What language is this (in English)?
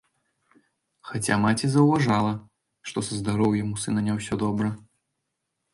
Belarusian